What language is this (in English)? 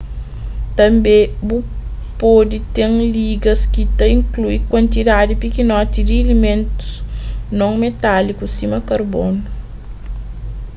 Kabuverdianu